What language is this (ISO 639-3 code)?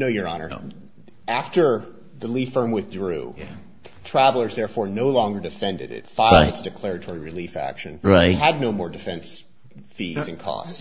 eng